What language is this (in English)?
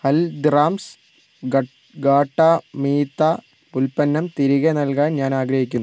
Malayalam